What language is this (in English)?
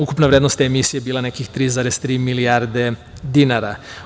Serbian